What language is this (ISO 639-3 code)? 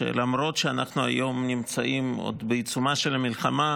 heb